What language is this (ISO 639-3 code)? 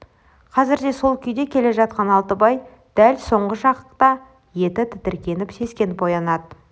kaz